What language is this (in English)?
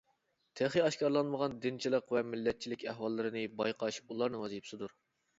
Uyghur